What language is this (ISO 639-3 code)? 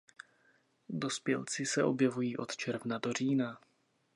ces